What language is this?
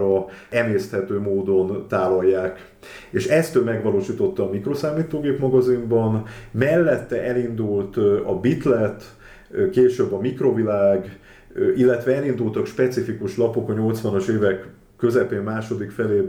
Hungarian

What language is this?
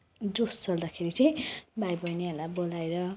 Nepali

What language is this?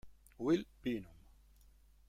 Italian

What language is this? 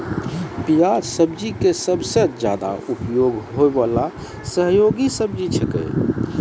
Maithili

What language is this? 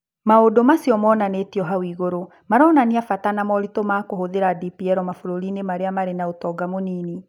Kikuyu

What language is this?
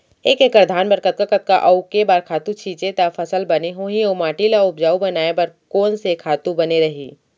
Chhattisgarhi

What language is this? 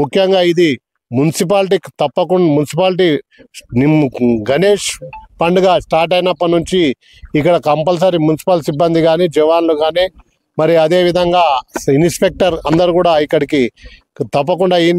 Telugu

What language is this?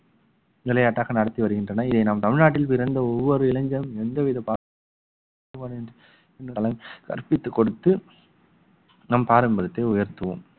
Tamil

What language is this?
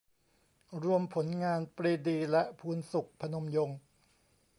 Thai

